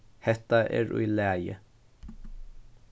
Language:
Faroese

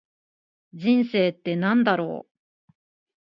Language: Japanese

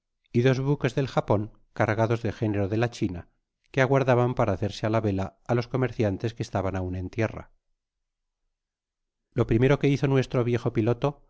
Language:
Spanish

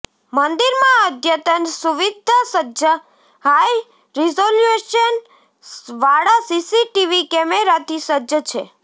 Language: Gujarati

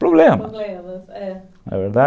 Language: Portuguese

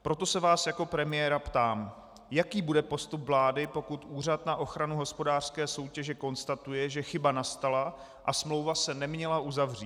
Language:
Czech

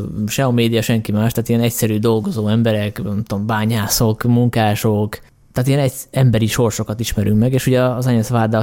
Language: Hungarian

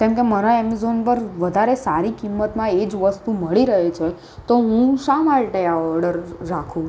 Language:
Gujarati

